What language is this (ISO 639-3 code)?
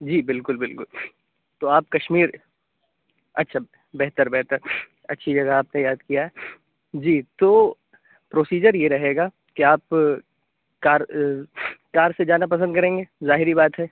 urd